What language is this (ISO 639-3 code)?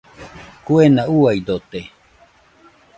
hux